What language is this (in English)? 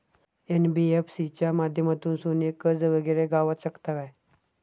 Marathi